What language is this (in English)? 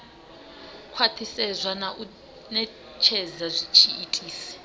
Venda